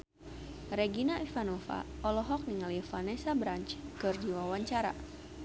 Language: Sundanese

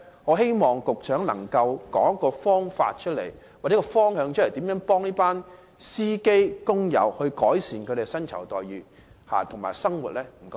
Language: Cantonese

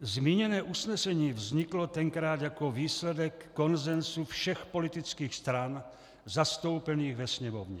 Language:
Czech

